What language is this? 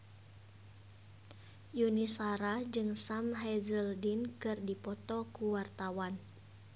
Sundanese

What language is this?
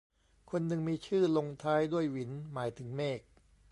Thai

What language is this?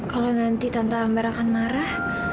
Indonesian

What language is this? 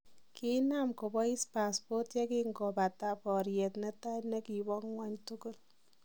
Kalenjin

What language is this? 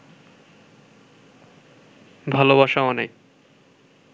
Bangla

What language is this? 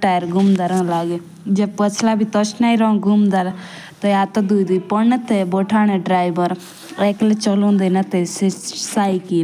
Jaunsari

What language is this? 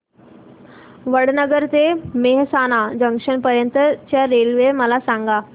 Marathi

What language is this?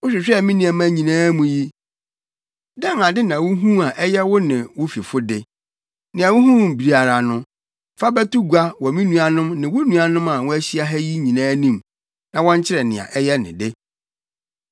Akan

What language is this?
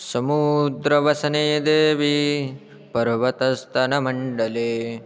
Sanskrit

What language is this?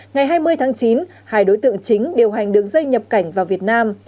Vietnamese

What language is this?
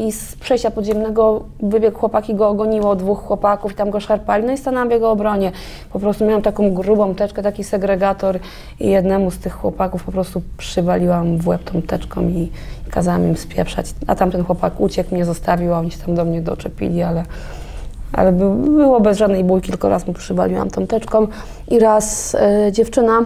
Polish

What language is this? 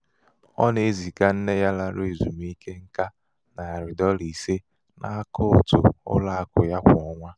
Igbo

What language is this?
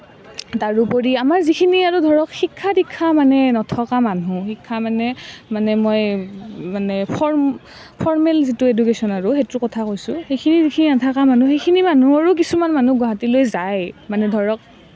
Assamese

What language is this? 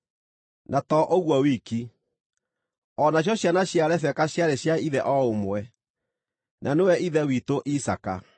Kikuyu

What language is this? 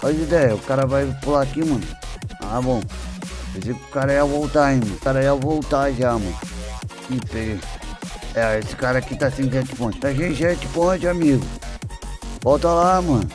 Portuguese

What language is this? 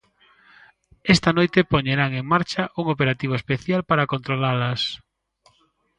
Galician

